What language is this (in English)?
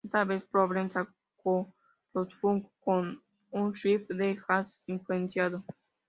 Spanish